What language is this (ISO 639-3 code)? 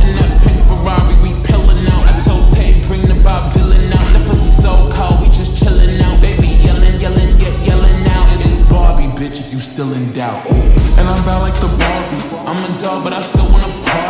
eng